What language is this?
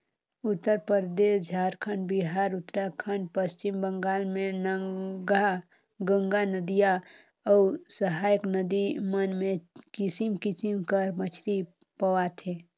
Chhattisgarhi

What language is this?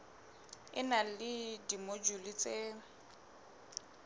Southern Sotho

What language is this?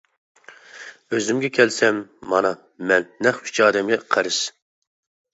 Uyghur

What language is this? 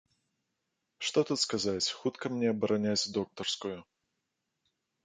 Belarusian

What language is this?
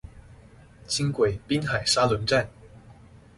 Chinese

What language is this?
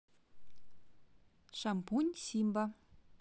Russian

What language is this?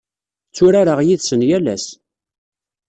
Kabyle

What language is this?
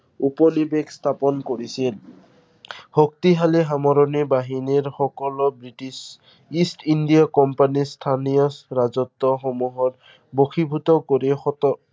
Assamese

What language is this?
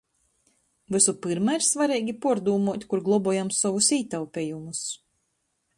Latgalian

